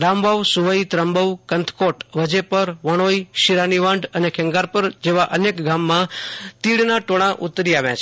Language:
Gujarati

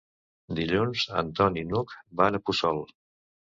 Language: Catalan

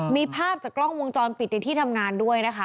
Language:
Thai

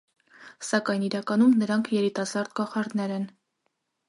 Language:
Armenian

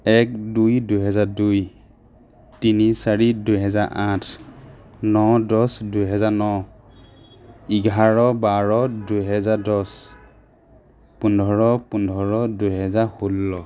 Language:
Assamese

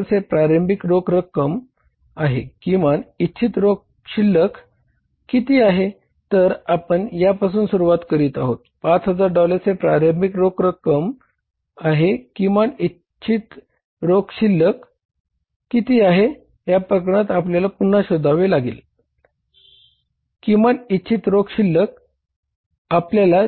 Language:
Marathi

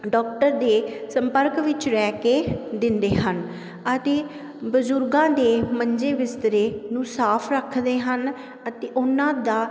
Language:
Punjabi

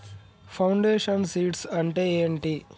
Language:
Telugu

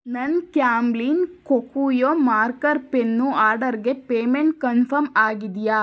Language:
Kannada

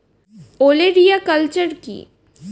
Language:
Bangla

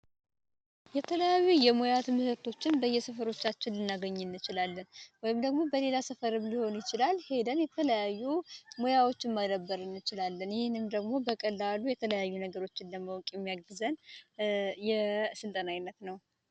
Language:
Amharic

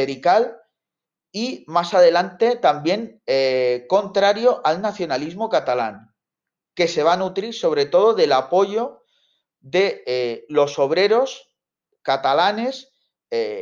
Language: Spanish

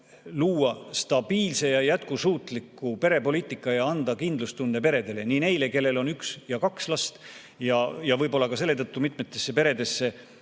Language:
Estonian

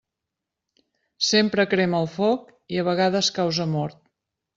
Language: Catalan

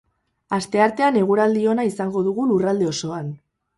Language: Basque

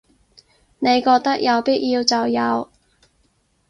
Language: Cantonese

